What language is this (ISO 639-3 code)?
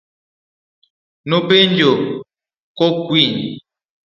luo